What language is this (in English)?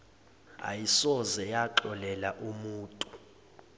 Zulu